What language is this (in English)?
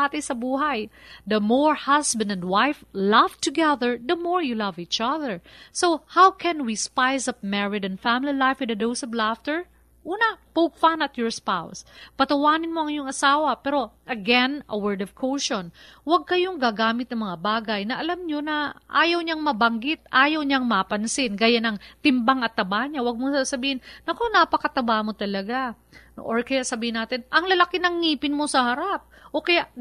Filipino